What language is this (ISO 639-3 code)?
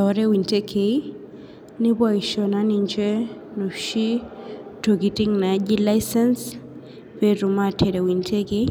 mas